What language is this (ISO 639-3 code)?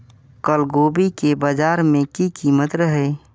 mai